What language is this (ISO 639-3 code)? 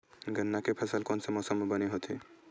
hne